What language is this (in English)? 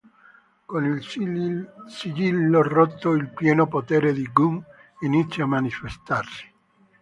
Italian